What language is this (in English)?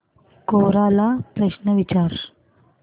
Marathi